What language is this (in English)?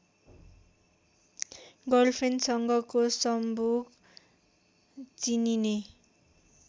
Nepali